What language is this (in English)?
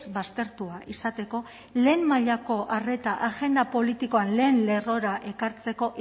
Basque